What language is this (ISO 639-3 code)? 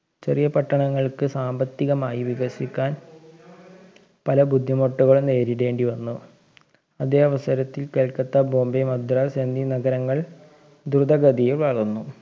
mal